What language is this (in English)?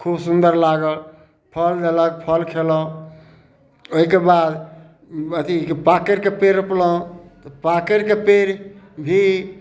Maithili